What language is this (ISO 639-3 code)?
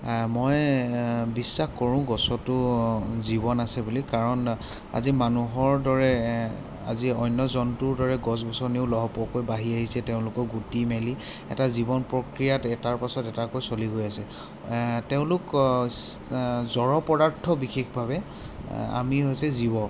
asm